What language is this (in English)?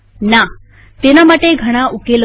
Gujarati